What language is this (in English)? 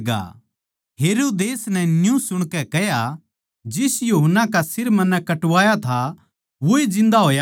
Haryanvi